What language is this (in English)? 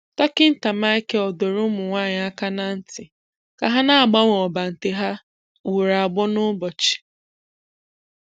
Igbo